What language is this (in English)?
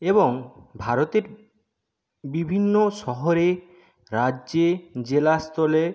Bangla